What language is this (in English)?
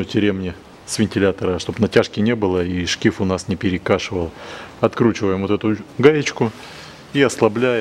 Russian